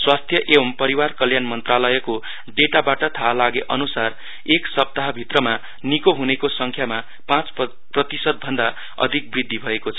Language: Nepali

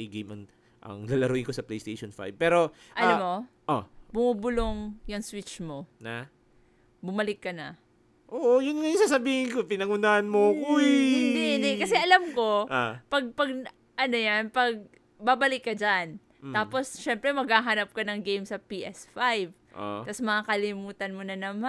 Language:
Filipino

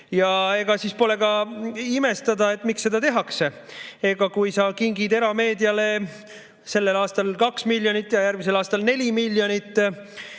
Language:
Estonian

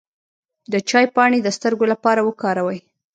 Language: Pashto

